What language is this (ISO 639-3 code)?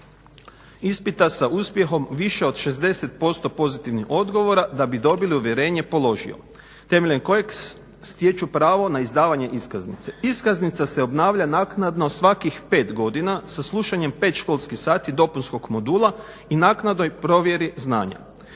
hrv